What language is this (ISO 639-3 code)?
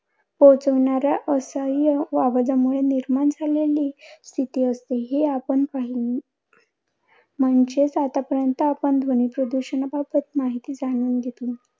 mar